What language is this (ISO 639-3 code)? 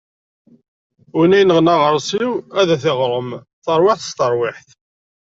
kab